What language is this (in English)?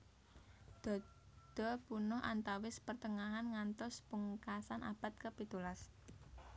Javanese